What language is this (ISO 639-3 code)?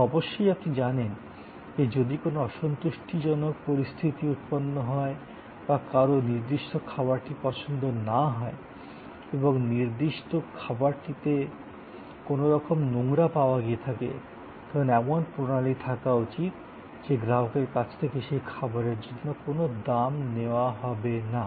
ben